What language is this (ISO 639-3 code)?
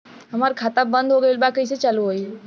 bho